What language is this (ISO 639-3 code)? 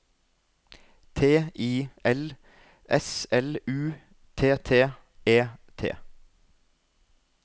nor